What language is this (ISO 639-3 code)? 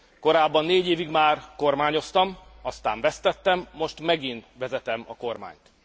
hun